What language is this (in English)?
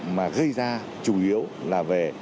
Vietnamese